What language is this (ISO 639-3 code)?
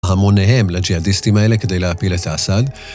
heb